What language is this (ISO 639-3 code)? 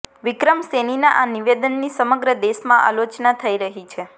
guj